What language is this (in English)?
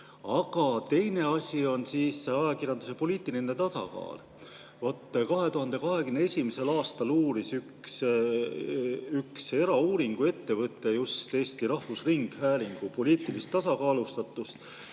Estonian